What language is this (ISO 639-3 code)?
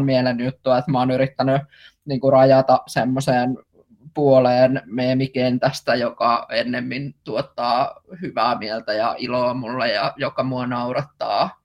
fin